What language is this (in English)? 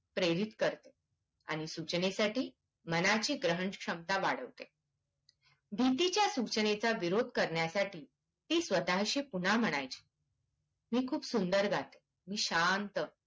Marathi